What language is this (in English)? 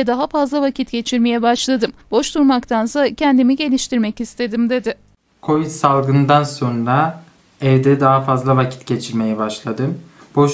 Turkish